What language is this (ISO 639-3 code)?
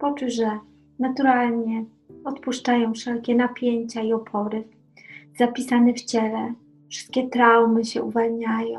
pol